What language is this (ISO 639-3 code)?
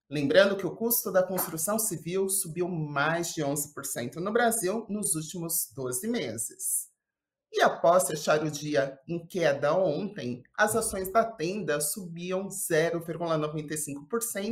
por